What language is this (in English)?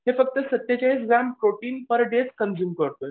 Marathi